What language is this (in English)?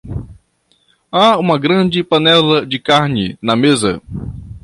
Portuguese